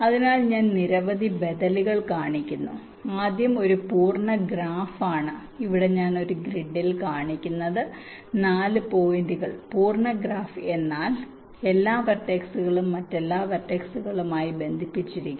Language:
Malayalam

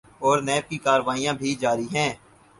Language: Urdu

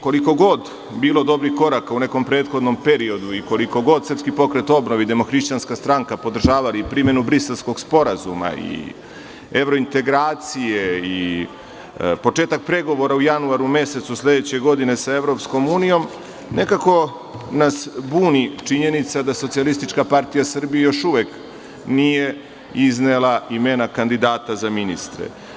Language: Serbian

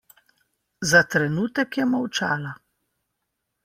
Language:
Slovenian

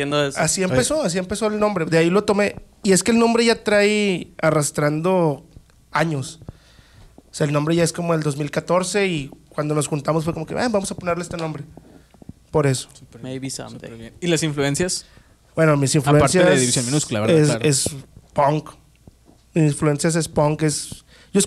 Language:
Spanish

